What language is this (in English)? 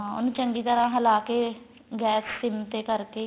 Punjabi